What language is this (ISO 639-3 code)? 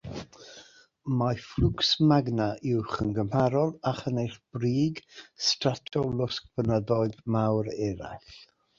cym